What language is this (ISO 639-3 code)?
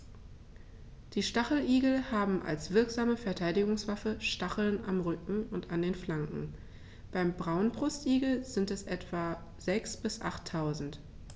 deu